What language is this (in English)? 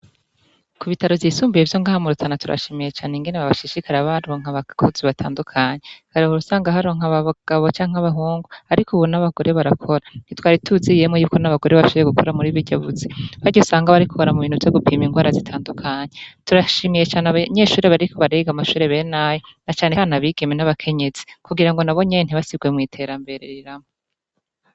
Rundi